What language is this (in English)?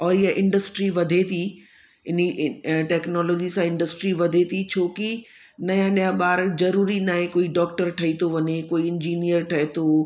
Sindhi